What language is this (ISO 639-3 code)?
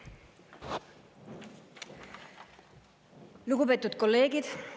est